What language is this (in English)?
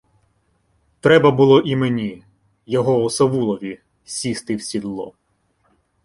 Ukrainian